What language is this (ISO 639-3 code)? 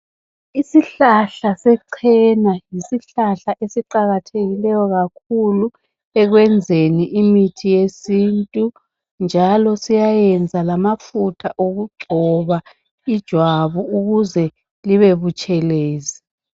nde